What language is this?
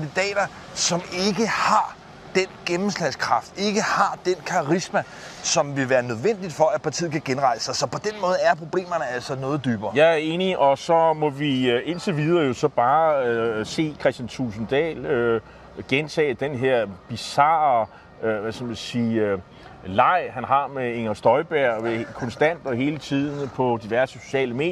Danish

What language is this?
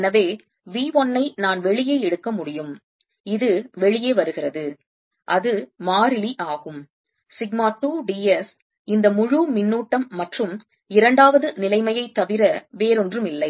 Tamil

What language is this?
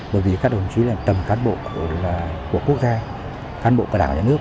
Vietnamese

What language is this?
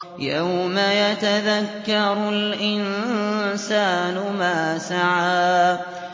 Arabic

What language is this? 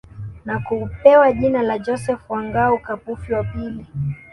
Swahili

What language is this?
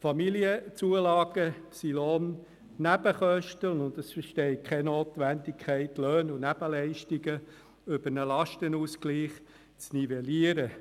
Swiss German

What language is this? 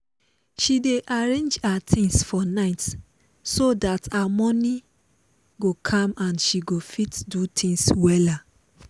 Nigerian Pidgin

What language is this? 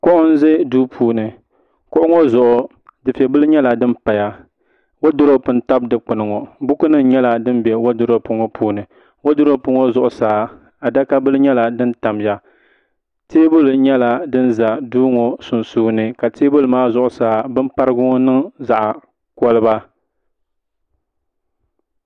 Dagbani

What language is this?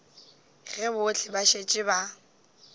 Northern Sotho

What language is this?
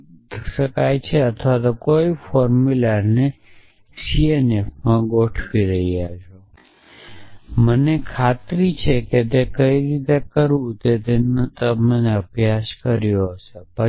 Gujarati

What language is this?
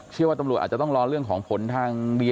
Thai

